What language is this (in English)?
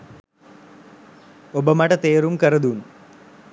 Sinhala